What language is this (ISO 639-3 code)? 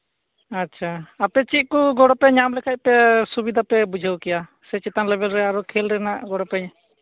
sat